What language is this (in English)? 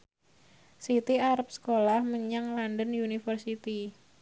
Javanese